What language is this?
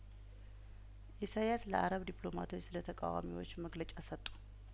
Amharic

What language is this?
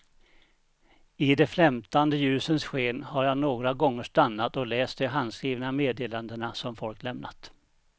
Swedish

